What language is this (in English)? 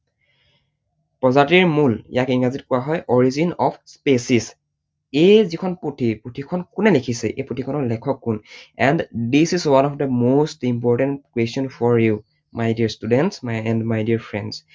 Assamese